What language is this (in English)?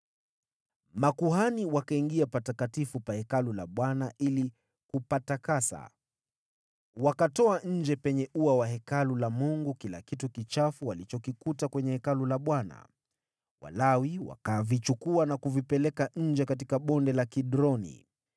Swahili